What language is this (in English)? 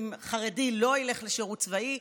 Hebrew